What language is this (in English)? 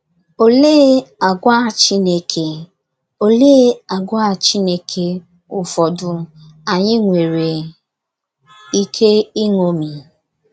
Igbo